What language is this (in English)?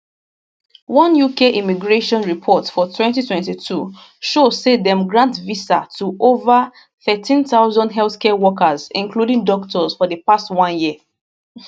Nigerian Pidgin